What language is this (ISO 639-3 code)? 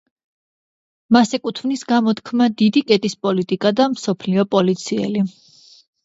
kat